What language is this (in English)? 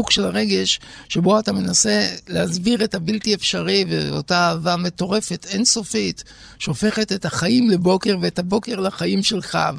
Hebrew